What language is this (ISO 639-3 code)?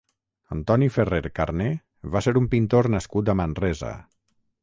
cat